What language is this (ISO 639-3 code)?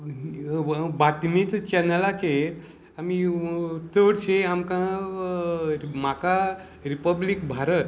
kok